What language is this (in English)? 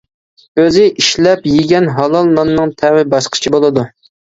Uyghur